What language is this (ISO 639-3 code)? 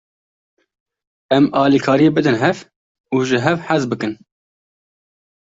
kur